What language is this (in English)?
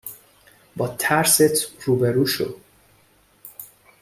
Persian